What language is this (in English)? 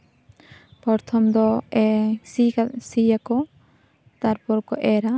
Santali